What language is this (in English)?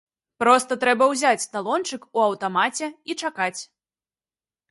Belarusian